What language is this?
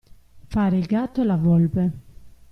Italian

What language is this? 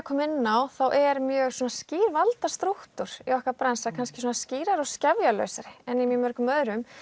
Icelandic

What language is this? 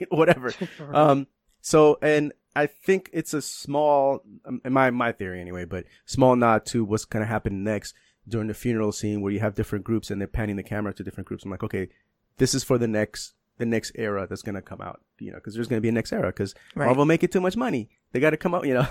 English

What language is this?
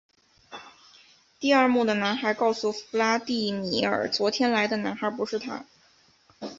Chinese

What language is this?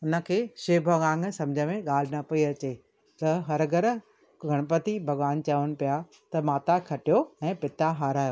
Sindhi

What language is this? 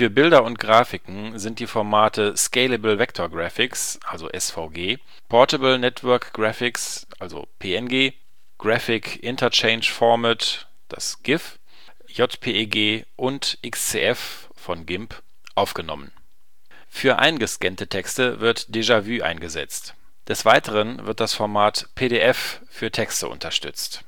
German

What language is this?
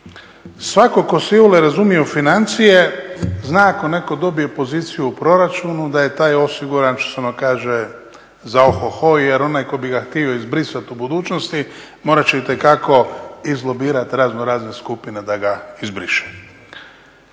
Croatian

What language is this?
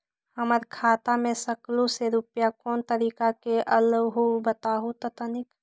Magahi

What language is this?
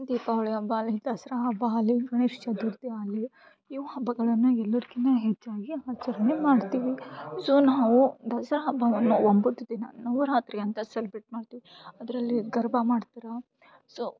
Kannada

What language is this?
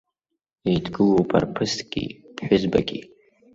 Abkhazian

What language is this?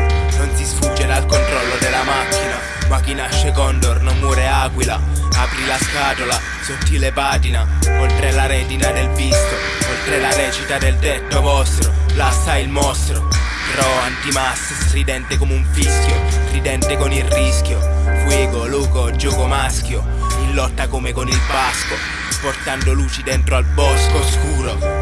Italian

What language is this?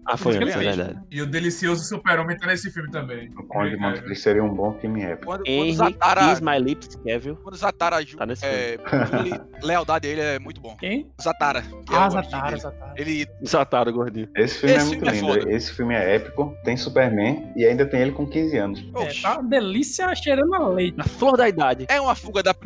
Portuguese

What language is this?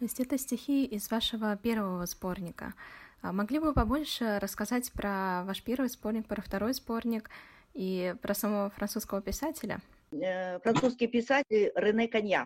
Russian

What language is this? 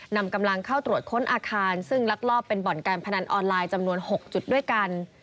Thai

